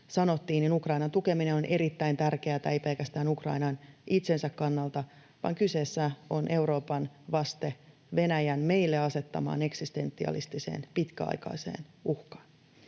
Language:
Finnish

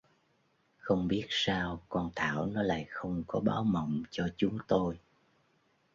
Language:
Vietnamese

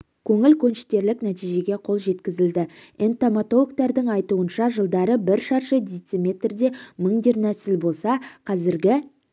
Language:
Kazakh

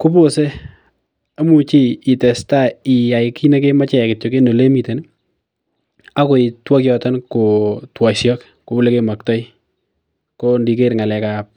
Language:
Kalenjin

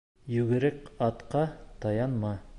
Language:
Bashkir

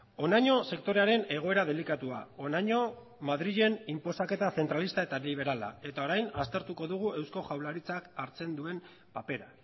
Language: Basque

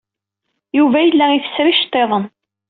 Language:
Kabyle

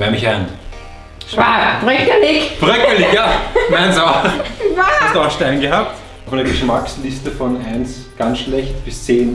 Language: German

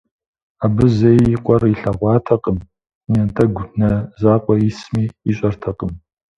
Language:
Kabardian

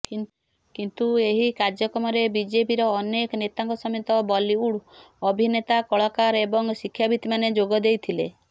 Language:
Odia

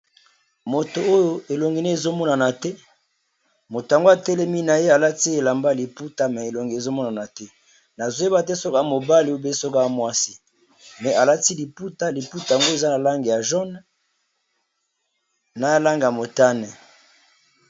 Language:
Lingala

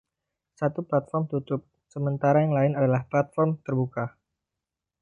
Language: Indonesian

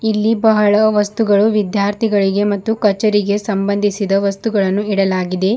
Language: Kannada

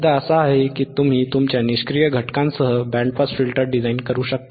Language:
Marathi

